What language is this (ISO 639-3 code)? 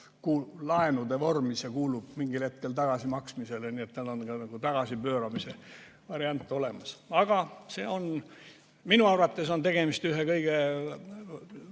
est